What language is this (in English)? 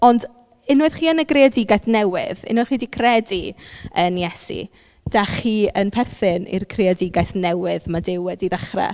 Welsh